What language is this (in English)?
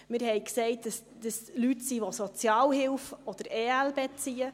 Swiss German